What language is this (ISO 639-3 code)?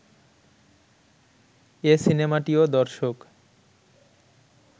ben